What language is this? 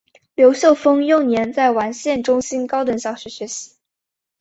Chinese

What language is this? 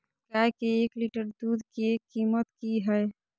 Maithili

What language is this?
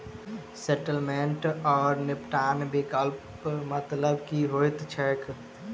Maithili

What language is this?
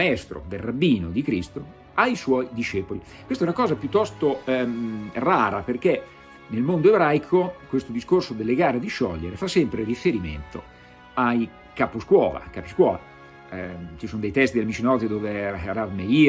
Italian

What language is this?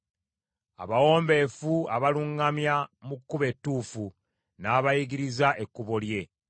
Ganda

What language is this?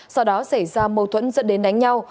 Vietnamese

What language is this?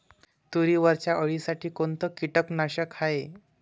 Marathi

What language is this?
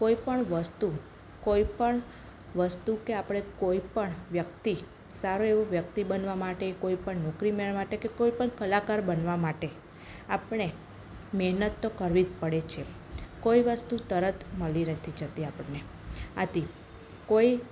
Gujarati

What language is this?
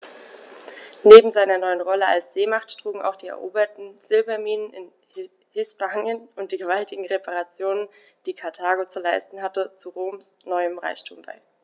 German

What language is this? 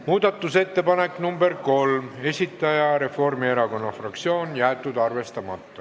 Estonian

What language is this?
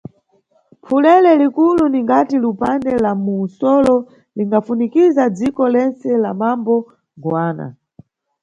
Nyungwe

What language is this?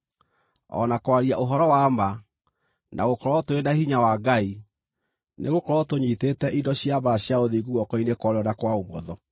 Kikuyu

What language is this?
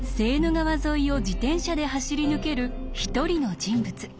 Japanese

